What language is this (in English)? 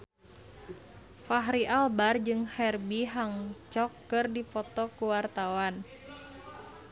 Sundanese